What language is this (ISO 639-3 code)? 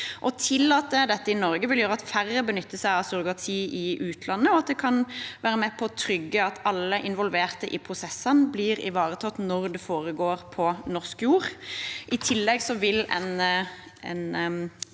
nor